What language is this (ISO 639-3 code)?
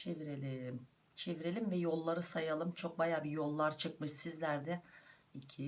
tur